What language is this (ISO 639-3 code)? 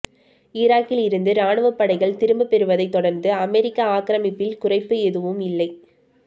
tam